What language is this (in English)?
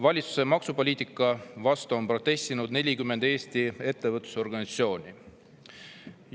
Estonian